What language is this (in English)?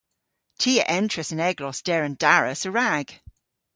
Cornish